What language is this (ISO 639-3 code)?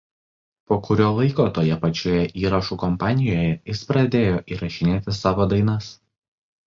lit